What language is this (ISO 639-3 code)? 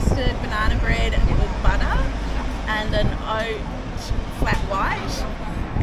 eng